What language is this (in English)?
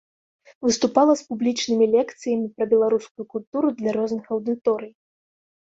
Belarusian